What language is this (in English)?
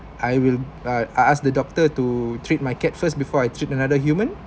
English